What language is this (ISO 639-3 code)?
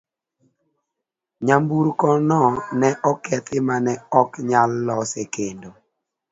luo